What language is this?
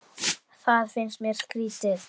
Icelandic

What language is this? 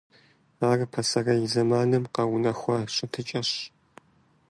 Kabardian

